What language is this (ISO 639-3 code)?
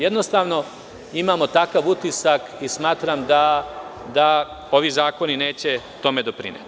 srp